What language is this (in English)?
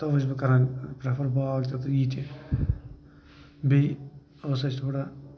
Kashmiri